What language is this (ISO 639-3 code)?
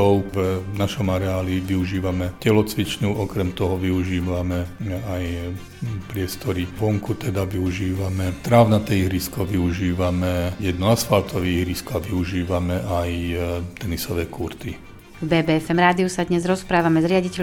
slk